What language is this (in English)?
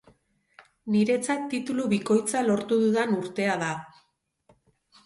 Basque